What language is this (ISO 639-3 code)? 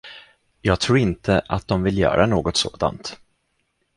swe